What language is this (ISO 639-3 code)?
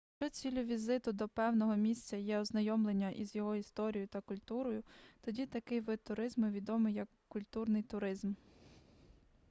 ukr